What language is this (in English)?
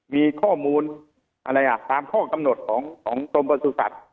Thai